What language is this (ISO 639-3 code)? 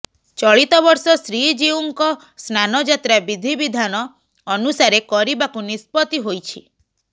ori